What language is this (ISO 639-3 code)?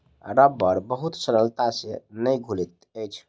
mai